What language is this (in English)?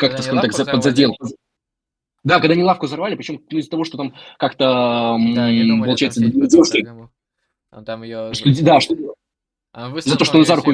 Russian